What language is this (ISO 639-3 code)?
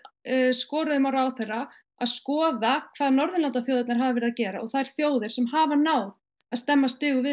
isl